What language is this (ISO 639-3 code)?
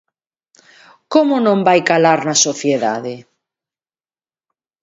glg